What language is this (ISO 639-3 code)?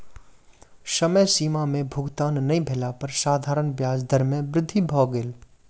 mai